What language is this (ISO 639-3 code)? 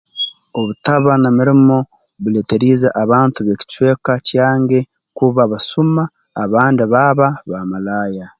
ttj